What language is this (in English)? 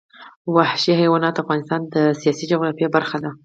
Pashto